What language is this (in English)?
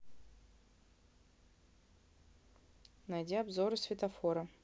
Russian